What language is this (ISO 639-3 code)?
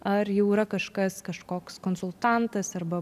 lit